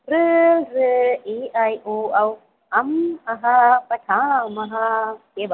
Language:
Sanskrit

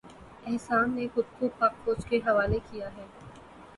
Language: Urdu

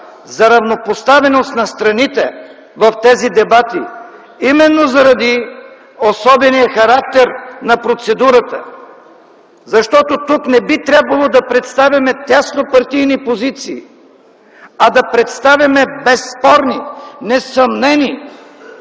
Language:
Bulgarian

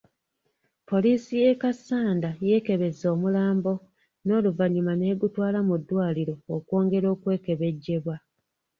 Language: Ganda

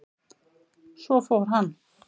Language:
Icelandic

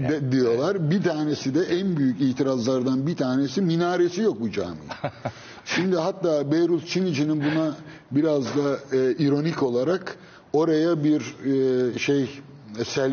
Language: Turkish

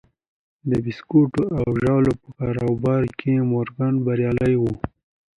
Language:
Pashto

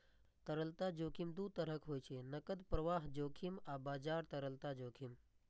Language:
Maithili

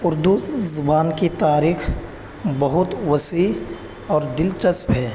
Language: Urdu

